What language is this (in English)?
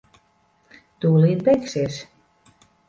Latvian